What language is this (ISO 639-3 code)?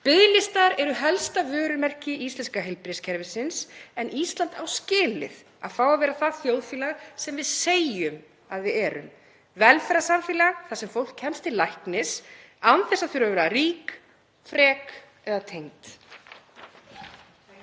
isl